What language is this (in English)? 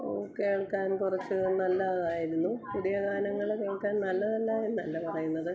Malayalam